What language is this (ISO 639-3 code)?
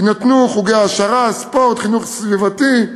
heb